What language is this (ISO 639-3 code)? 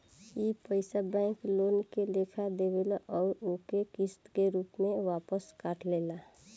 bho